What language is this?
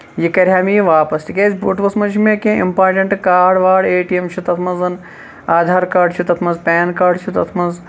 Kashmiri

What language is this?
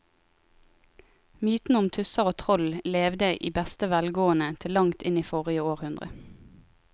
Norwegian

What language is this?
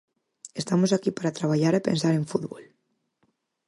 Galician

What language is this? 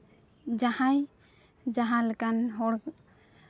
Santali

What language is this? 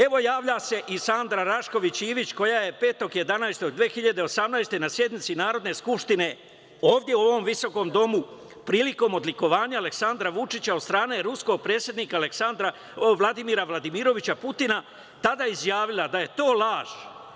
Serbian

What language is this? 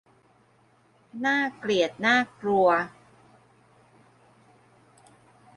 Thai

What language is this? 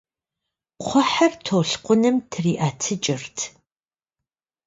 Kabardian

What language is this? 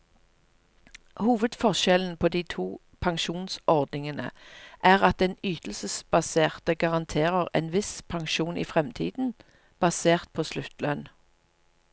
Norwegian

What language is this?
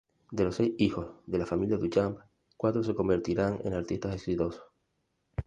Spanish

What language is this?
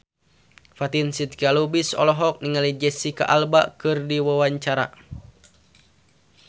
Sundanese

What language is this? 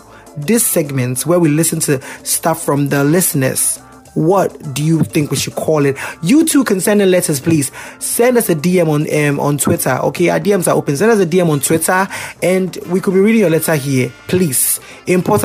English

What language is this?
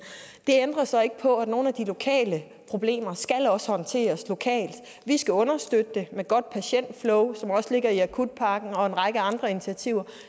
Danish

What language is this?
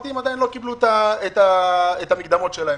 Hebrew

